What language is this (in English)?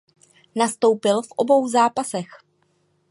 Czech